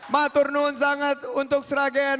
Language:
Indonesian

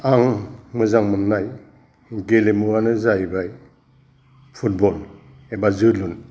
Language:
Bodo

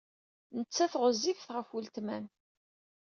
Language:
Kabyle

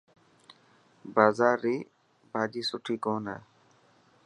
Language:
Dhatki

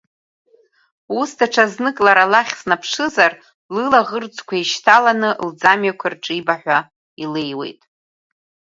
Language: Abkhazian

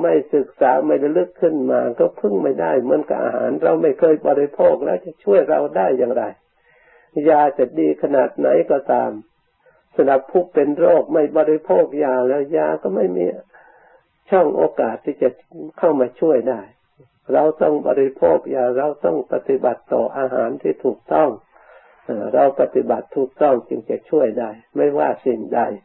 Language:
Thai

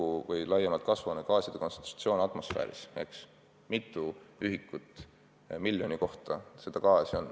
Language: Estonian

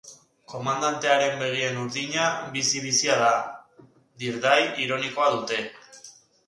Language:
Basque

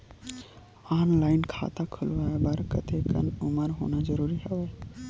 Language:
Chhattisgarhi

